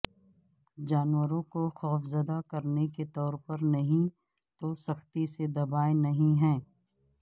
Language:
Urdu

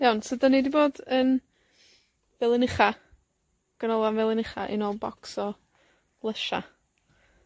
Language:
Welsh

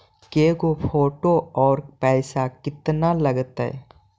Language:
Magahi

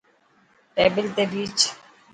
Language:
Dhatki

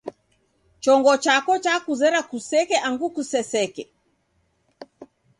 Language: Taita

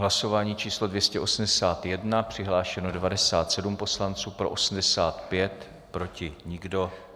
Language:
Czech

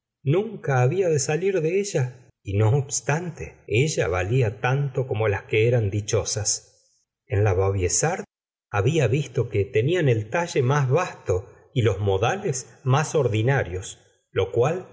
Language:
Spanish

